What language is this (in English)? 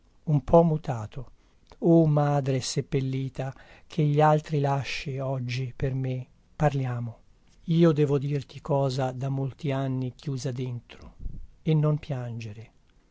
Italian